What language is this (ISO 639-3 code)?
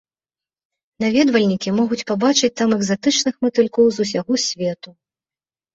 bel